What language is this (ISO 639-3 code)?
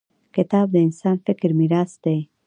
pus